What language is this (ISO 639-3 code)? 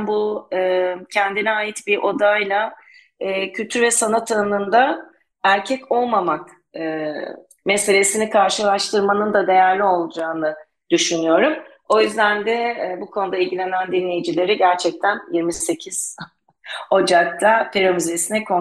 tur